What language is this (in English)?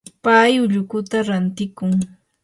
Yanahuanca Pasco Quechua